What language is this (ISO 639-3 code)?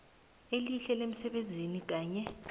nbl